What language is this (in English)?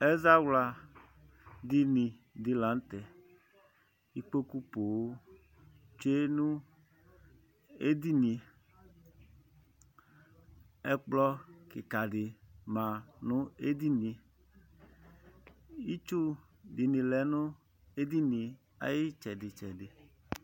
Ikposo